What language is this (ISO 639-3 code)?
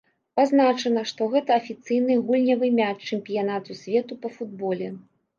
bel